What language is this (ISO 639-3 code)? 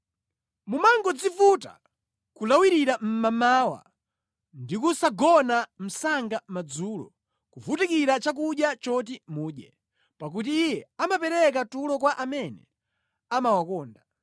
nya